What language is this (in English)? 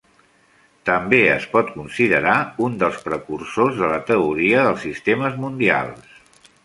Catalan